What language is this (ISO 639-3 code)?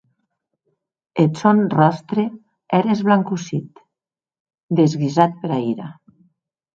oci